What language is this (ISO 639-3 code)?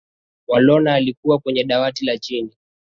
swa